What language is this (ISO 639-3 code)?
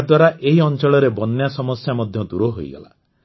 ori